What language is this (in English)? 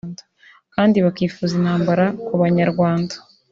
Kinyarwanda